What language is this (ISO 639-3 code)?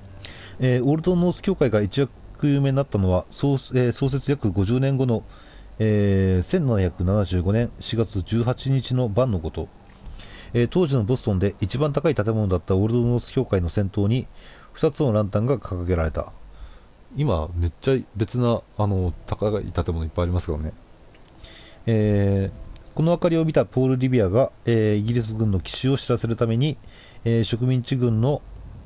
jpn